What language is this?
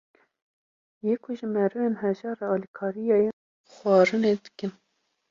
Kurdish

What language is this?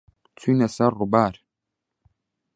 Central Kurdish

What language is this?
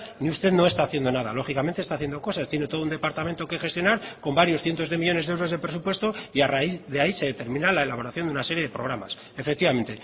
Spanish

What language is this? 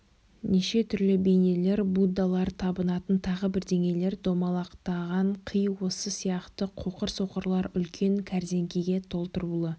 Kazakh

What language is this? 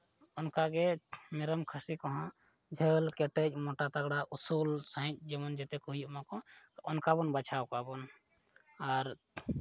Santali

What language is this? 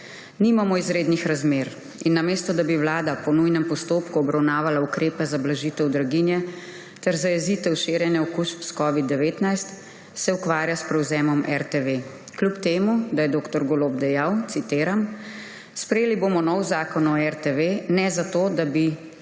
Slovenian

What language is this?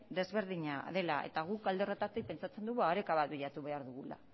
Basque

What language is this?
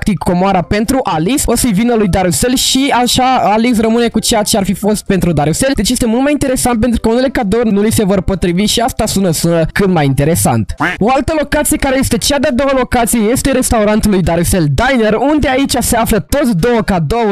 Romanian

